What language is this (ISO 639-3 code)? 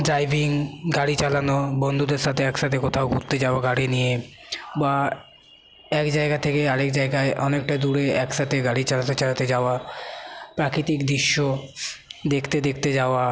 ben